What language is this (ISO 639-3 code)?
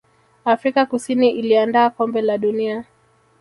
swa